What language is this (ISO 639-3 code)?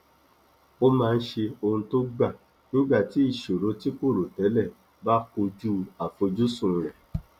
yor